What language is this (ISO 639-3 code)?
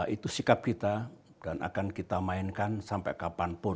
ind